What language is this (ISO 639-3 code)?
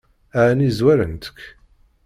kab